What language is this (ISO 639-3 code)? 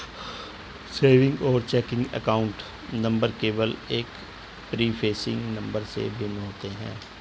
hin